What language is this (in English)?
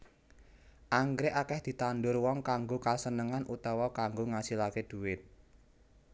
Javanese